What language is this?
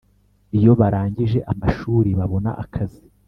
Kinyarwanda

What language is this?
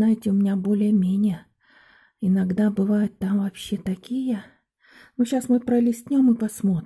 Russian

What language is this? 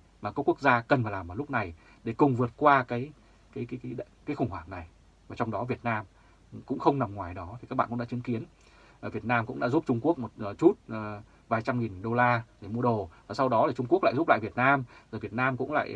Vietnamese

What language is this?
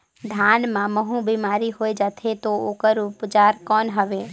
Chhattisgarhi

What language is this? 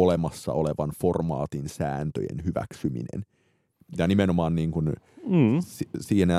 Finnish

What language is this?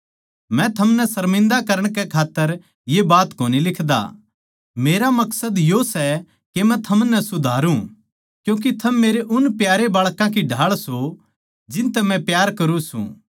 Haryanvi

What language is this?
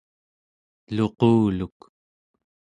Central Yupik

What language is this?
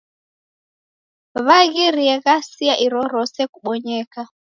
Taita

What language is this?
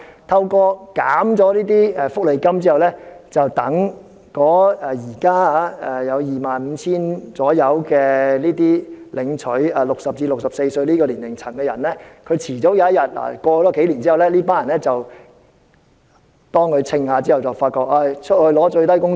Cantonese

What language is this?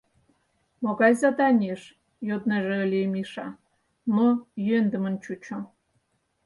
Mari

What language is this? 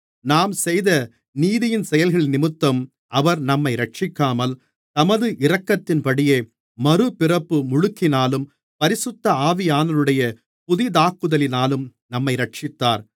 Tamil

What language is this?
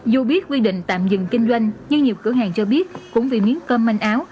Vietnamese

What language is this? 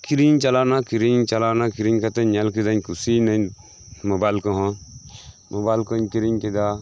Santali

